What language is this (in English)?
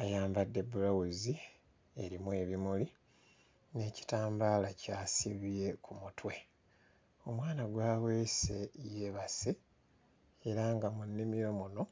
Ganda